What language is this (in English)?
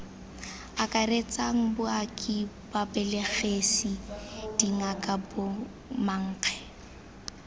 Tswana